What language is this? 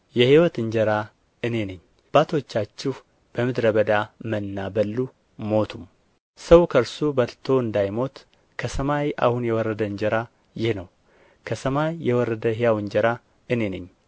Amharic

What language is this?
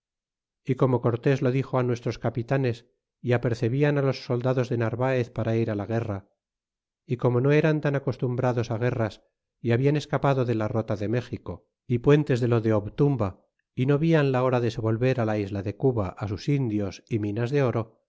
Spanish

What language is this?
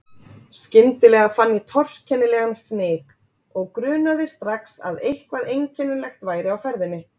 Icelandic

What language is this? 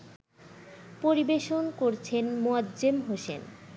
Bangla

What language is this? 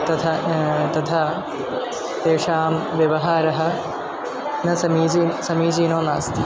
Sanskrit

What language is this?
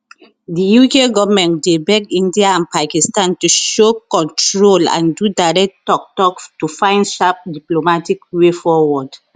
Nigerian Pidgin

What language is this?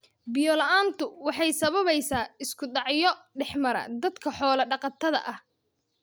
Somali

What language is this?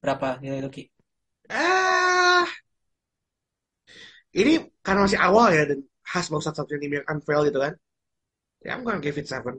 Indonesian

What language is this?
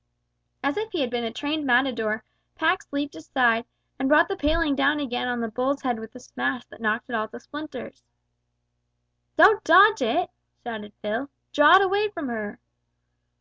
English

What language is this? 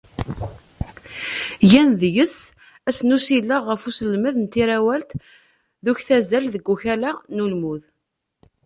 Kabyle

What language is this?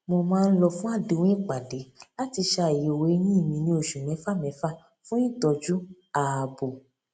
Yoruba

